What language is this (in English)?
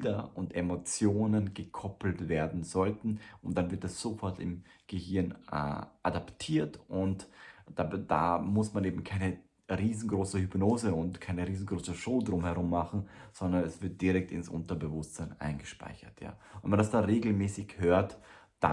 German